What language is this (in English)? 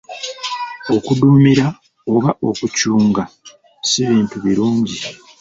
Ganda